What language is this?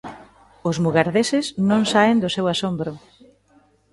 Galician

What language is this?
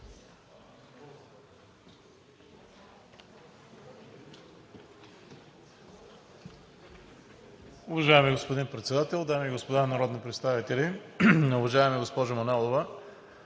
Bulgarian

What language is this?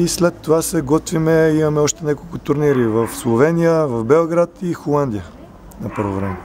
Bulgarian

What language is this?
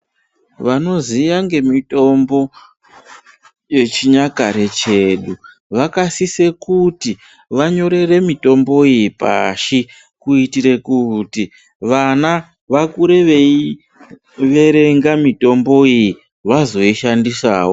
Ndau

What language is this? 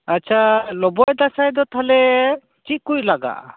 Santali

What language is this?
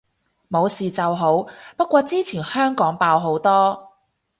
Cantonese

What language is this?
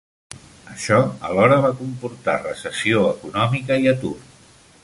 Catalan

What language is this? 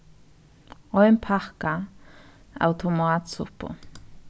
Faroese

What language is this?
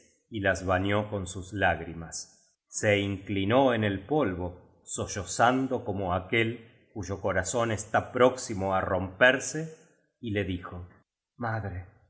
Spanish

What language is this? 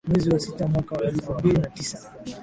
Swahili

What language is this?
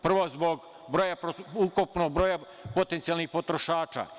Serbian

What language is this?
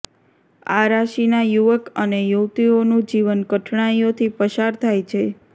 Gujarati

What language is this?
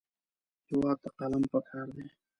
Pashto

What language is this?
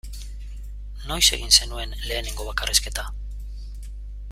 Basque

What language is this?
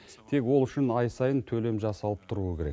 Kazakh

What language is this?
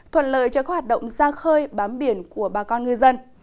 Vietnamese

